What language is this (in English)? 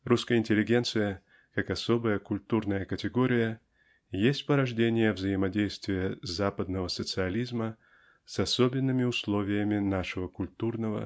Russian